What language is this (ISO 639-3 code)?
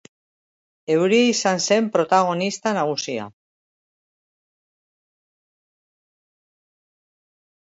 eus